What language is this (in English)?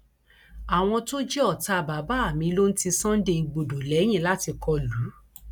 Yoruba